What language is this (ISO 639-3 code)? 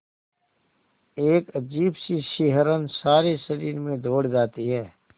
hin